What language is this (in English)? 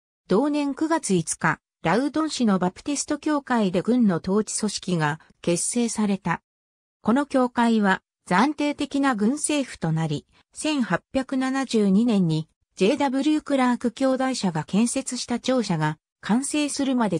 Japanese